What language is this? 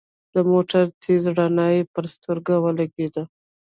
Pashto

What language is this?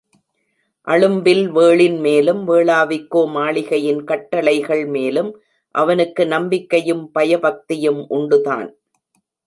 Tamil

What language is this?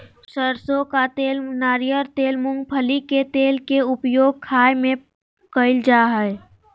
Magahi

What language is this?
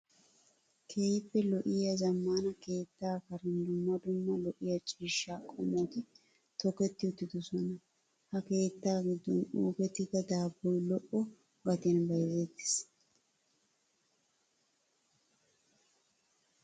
Wolaytta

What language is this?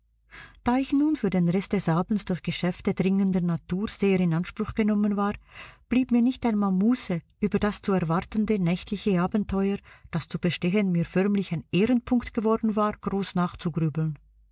German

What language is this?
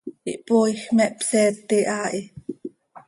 Seri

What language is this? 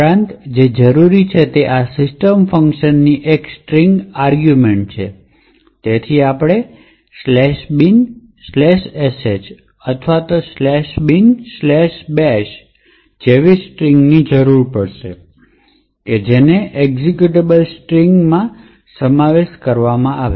Gujarati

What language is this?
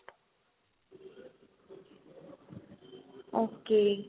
Punjabi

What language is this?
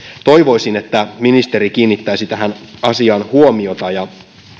Finnish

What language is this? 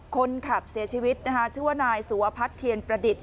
Thai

